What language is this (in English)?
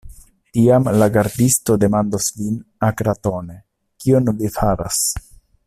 Esperanto